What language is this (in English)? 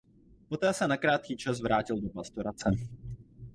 Czech